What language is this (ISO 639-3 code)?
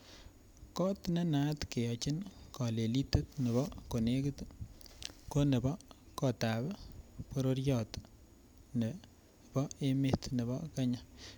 kln